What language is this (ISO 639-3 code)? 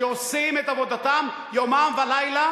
heb